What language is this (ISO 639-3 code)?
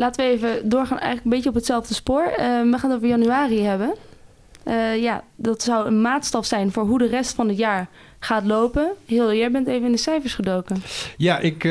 nld